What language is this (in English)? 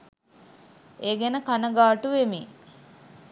Sinhala